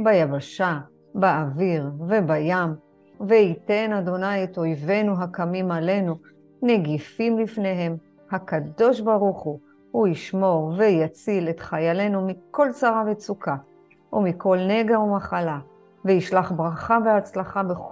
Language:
Hebrew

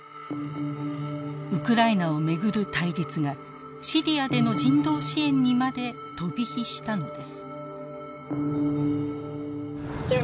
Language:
Japanese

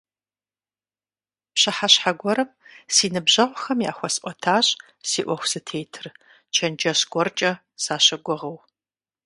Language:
Kabardian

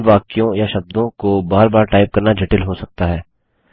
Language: Hindi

